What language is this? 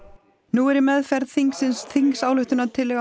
Icelandic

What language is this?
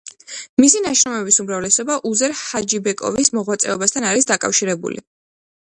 Georgian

